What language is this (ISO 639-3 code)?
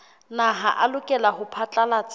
sot